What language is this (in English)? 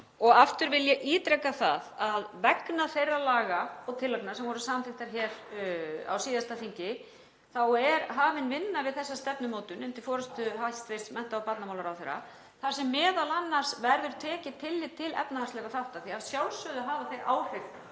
Icelandic